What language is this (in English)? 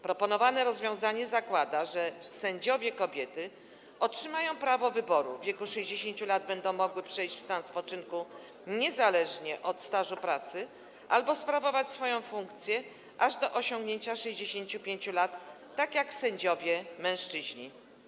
Polish